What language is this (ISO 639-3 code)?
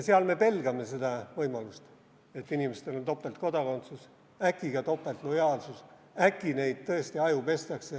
est